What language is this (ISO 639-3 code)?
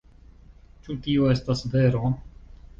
epo